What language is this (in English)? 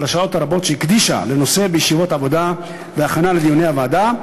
Hebrew